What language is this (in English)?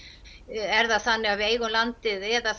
Icelandic